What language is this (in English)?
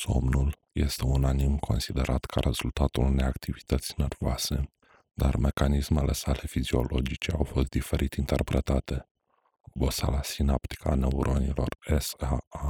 Romanian